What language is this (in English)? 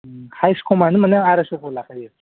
Bodo